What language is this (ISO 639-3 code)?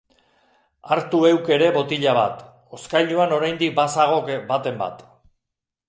eus